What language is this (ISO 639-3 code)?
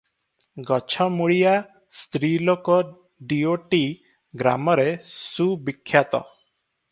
ori